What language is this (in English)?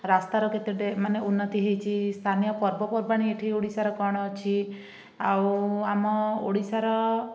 Odia